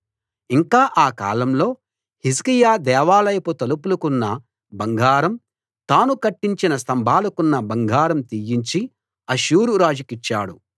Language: Telugu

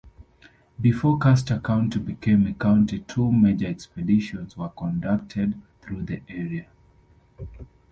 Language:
English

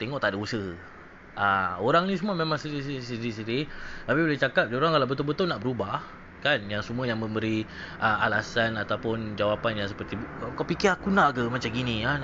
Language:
Malay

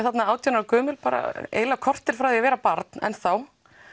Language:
Icelandic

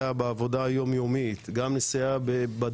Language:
Hebrew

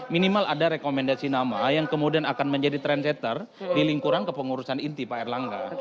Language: Indonesian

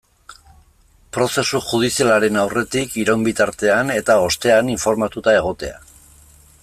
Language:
Basque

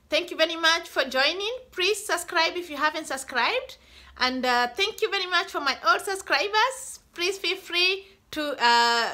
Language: English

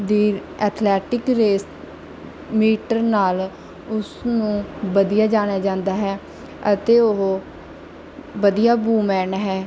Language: Punjabi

